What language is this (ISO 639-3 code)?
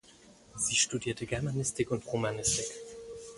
deu